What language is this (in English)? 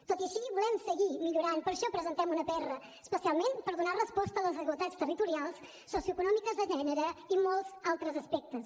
Catalan